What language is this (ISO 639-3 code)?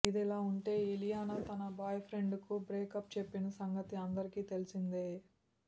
tel